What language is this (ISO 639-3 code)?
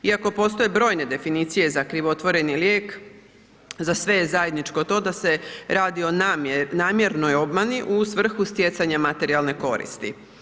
hrv